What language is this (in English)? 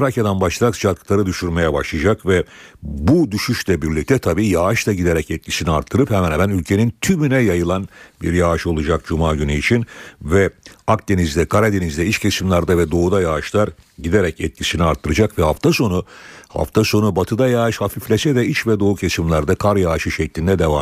Turkish